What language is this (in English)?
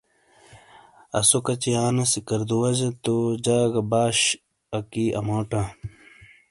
Shina